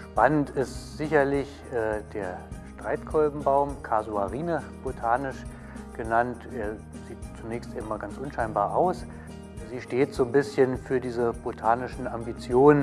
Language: German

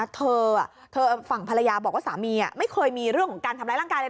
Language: Thai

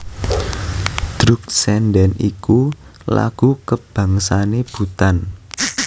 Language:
Javanese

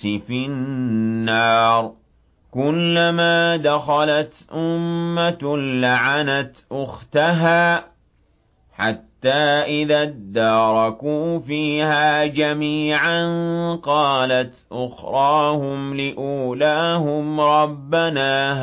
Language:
Arabic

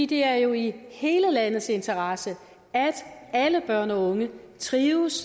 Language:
Danish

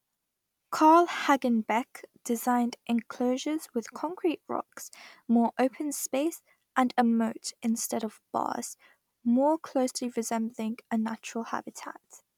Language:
English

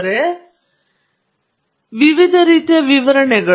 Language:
Kannada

